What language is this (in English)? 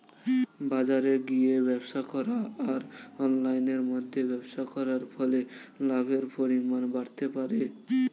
Bangla